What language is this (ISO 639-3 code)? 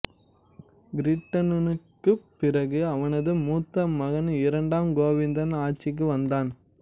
tam